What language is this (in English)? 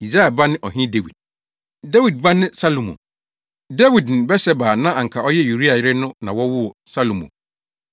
Akan